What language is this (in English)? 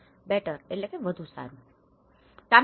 Gujarati